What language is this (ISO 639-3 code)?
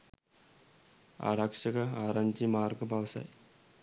sin